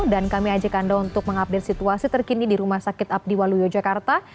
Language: Indonesian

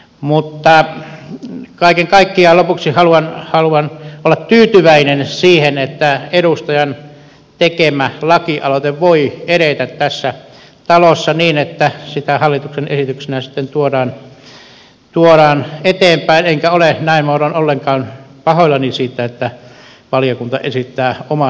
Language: Finnish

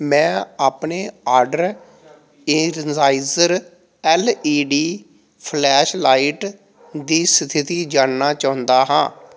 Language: Punjabi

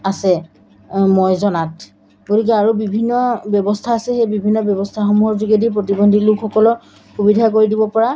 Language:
Assamese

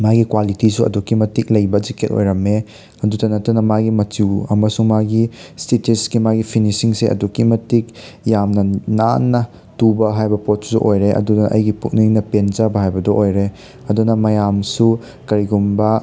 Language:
Manipuri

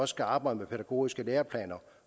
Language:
Danish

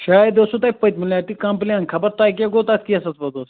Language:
Kashmiri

